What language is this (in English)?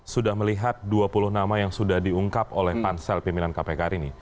Indonesian